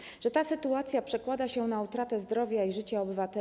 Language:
Polish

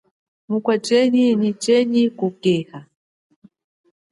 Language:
Chokwe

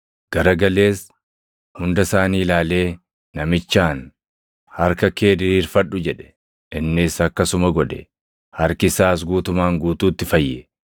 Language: Oromo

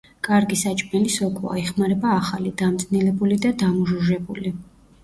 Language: Georgian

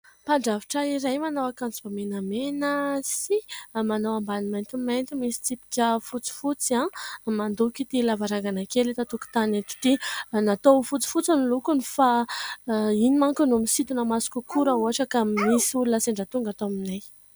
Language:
Malagasy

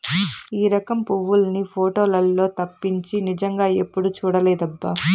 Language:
Telugu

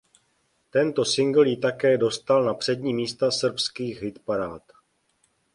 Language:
Czech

